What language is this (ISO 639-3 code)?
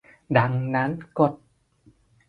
tha